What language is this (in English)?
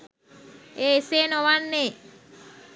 Sinhala